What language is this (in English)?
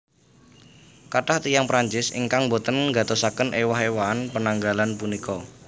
Javanese